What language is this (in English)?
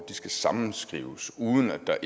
Danish